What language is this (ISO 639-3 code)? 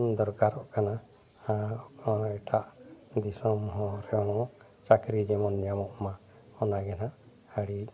sat